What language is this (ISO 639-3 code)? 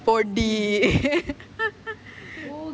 eng